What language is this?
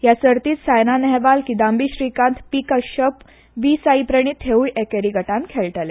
Konkani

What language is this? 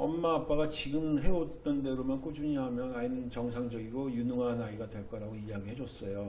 Korean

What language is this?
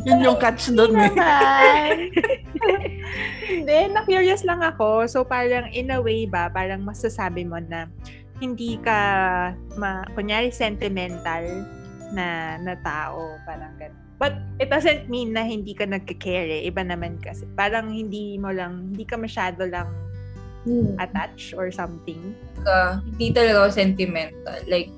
Filipino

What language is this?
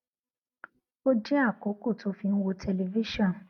Yoruba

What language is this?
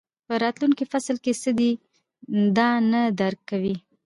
Pashto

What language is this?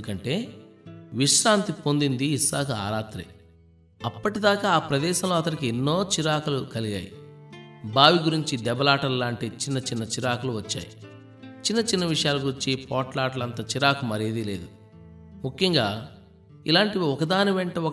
Telugu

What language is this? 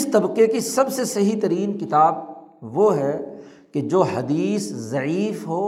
Urdu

